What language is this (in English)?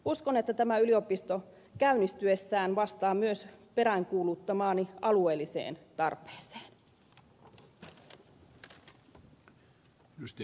Finnish